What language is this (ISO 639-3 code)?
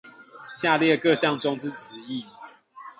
zho